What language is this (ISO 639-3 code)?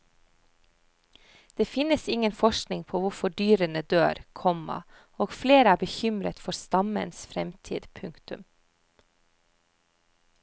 nor